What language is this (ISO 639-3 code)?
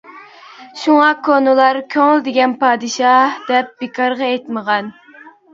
uig